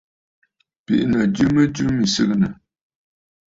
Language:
Bafut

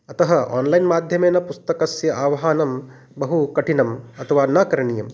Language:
Sanskrit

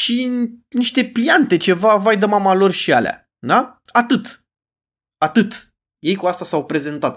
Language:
Romanian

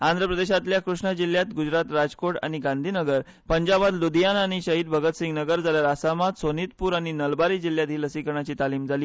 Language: Konkani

